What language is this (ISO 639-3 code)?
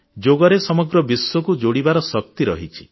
ori